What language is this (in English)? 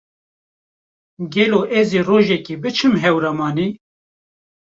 Kurdish